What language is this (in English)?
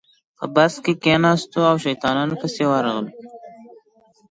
Pashto